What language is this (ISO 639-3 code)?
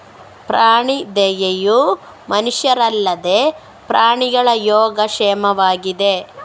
kan